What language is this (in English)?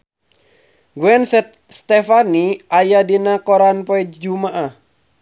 Sundanese